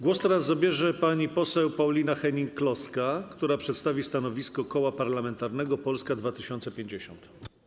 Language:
Polish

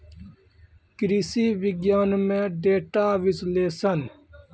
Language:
Maithili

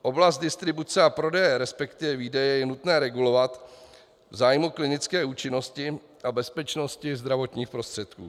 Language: Czech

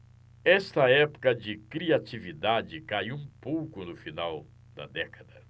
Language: Portuguese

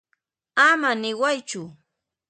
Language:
Puno Quechua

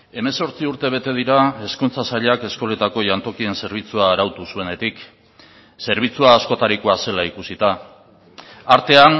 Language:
Basque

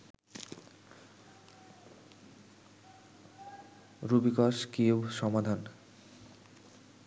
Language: Bangla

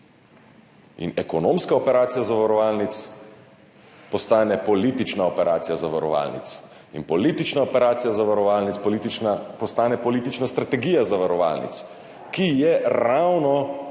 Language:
Slovenian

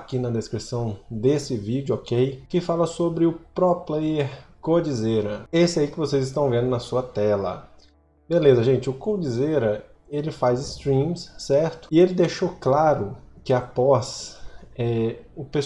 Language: Portuguese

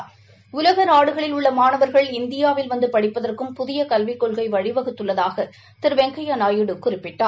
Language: Tamil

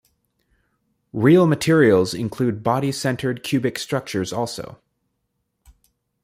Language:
English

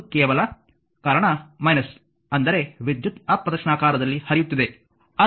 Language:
Kannada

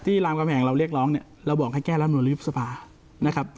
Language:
Thai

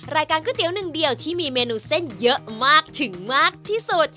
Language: Thai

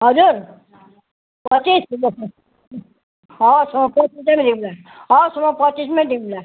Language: Nepali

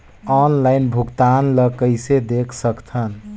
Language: Chhattisgarhi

